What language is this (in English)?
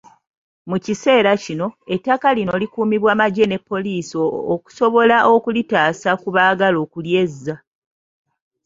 Ganda